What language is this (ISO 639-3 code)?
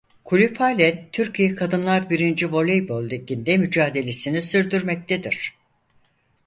tur